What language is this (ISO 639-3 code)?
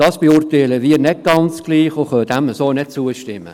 gsw